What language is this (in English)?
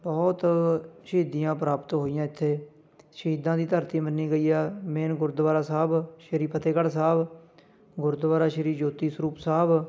Punjabi